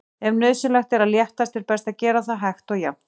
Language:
Icelandic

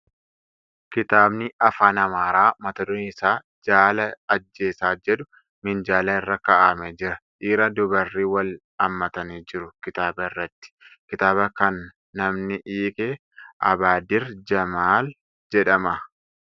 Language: Oromo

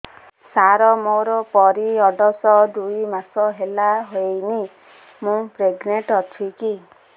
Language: Odia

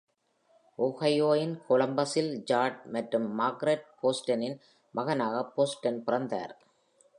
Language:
Tamil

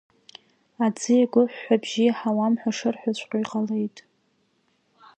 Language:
Abkhazian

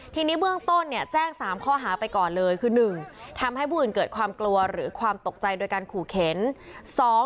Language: Thai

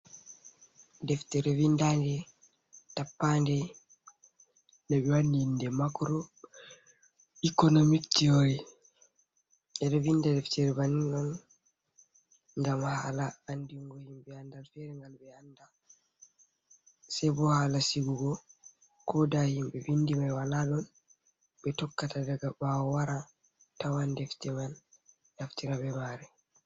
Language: Fula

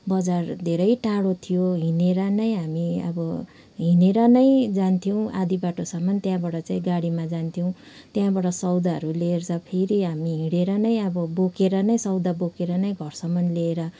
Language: Nepali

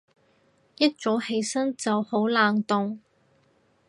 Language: Cantonese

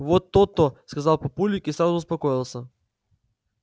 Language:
Russian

